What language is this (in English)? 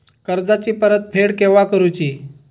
Marathi